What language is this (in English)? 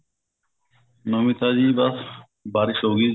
Punjabi